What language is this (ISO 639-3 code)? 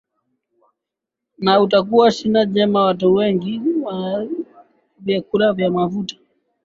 swa